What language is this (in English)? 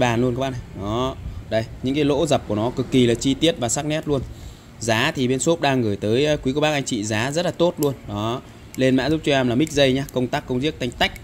Vietnamese